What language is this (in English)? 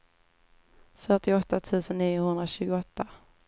Swedish